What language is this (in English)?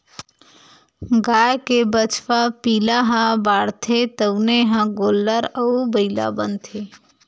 Chhattisgarhi